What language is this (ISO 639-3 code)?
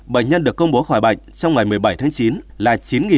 vie